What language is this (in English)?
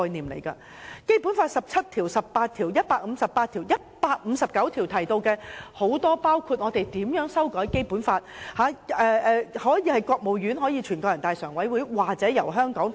Cantonese